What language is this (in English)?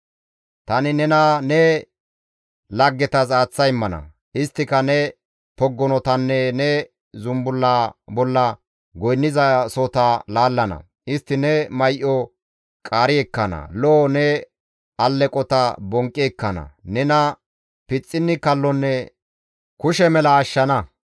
Gamo